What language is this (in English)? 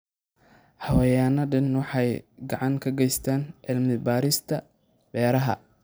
Somali